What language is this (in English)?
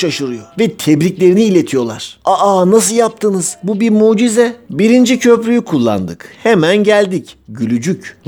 Turkish